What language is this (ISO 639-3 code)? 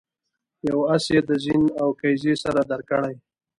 pus